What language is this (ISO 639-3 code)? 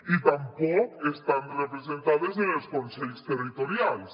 cat